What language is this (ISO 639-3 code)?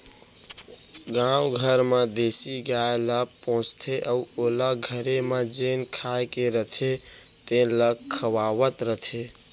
hne